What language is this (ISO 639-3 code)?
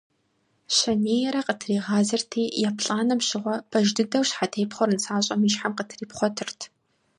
kbd